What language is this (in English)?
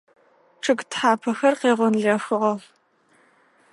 Adyghe